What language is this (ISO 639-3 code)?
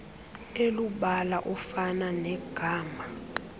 xho